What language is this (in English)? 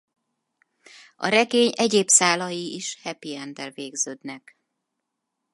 Hungarian